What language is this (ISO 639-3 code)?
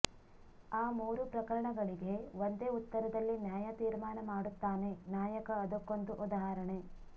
kan